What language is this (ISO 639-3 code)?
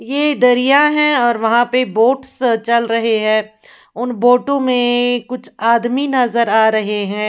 hin